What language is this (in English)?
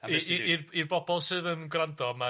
Welsh